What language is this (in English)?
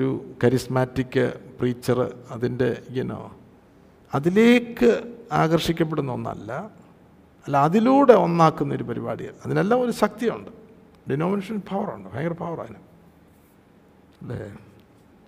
Malayalam